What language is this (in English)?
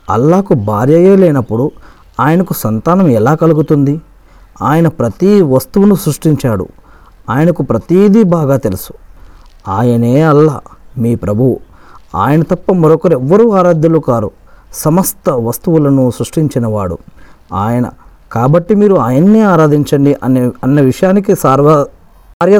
Telugu